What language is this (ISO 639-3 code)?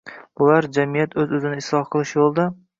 uzb